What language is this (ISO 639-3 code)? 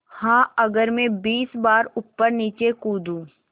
hin